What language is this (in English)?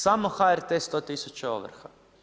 Croatian